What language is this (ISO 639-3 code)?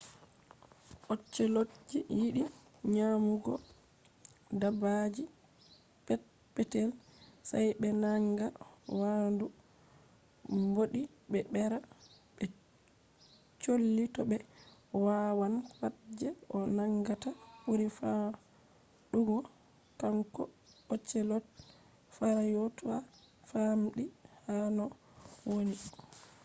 ful